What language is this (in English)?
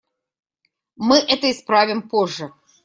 Russian